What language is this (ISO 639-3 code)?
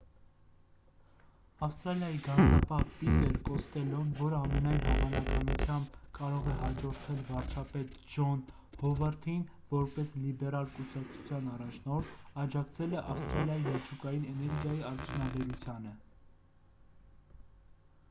hye